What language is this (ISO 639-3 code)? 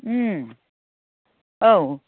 brx